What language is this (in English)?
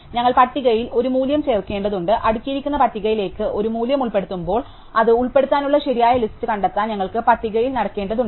Malayalam